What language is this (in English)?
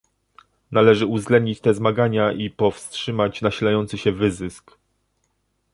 Polish